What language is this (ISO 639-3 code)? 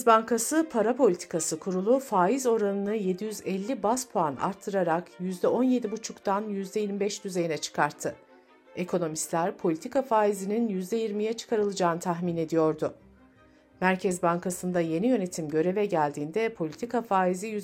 tur